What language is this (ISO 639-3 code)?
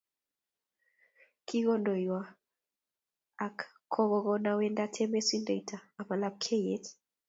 kln